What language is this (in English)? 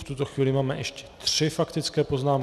Czech